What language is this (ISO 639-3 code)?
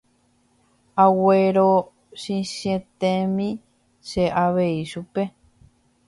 grn